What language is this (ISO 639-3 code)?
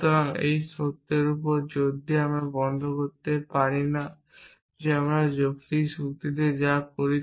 ben